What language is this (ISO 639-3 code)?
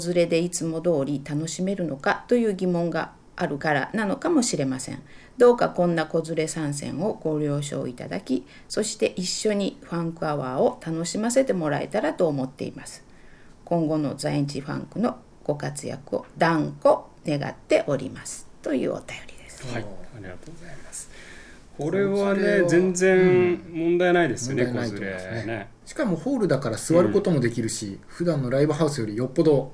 jpn